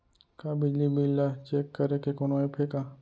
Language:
Chhattisgarhi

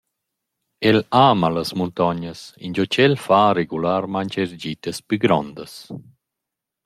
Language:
Romansh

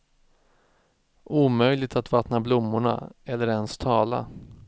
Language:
Swedish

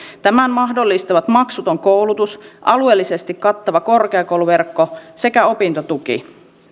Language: Finnish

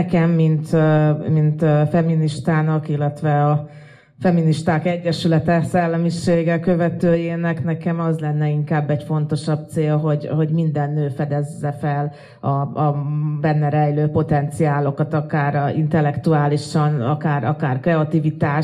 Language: Hungarian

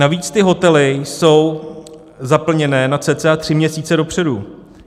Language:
Czech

